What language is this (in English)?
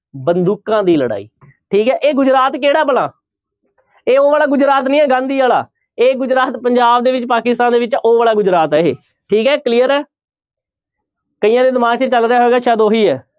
Punjabi